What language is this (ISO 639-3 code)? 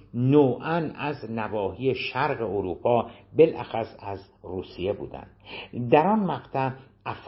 fas